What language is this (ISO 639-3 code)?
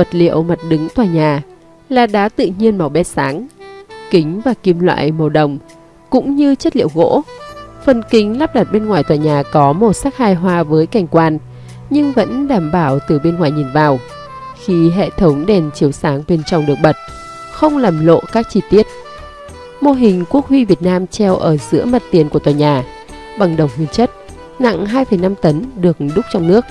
vie